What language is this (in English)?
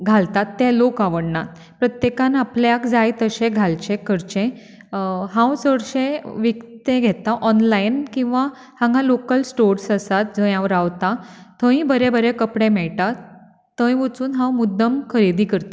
Konkani